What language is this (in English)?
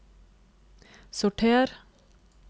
Norwegian